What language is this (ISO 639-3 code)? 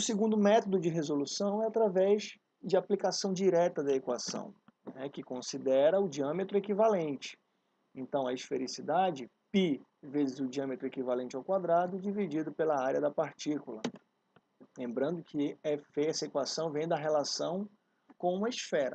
por